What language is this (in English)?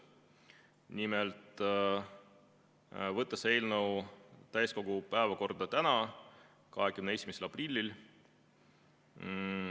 Estonian